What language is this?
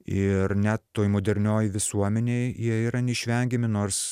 Lithuanian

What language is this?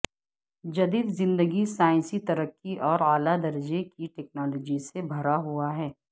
Urdu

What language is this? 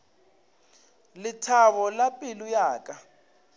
Northern Sotho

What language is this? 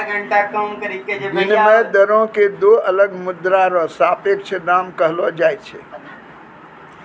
Maithili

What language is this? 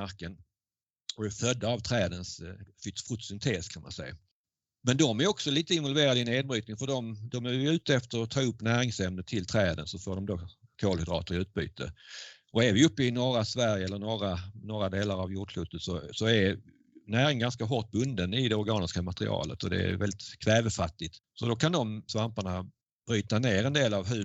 Swedish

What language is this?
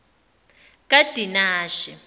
Zulu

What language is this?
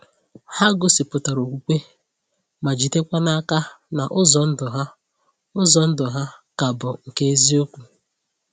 Igbo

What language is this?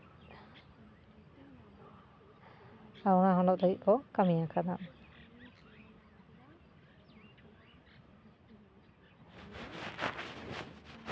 Santali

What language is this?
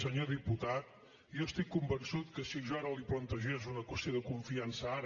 Catalan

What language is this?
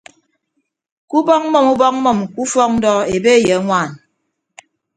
Ibibio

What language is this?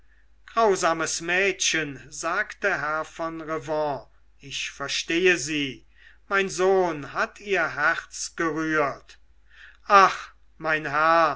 German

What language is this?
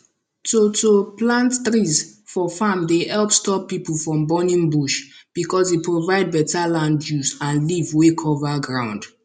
Nigerian Pidgin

